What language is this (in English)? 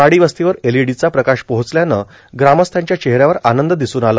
Marathi